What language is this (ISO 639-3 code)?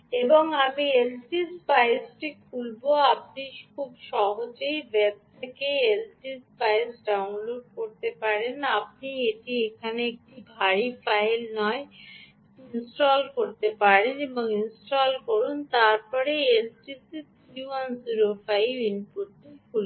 ben